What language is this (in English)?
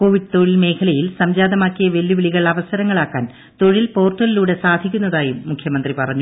Malayalam